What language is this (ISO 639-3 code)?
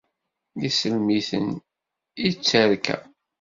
kab